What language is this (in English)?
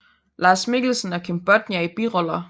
Danish